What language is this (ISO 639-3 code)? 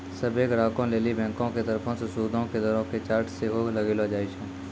mai